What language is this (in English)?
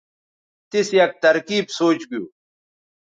Bateri